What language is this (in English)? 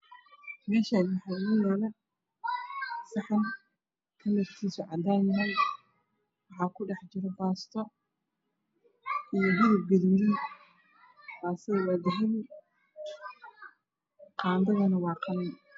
Somali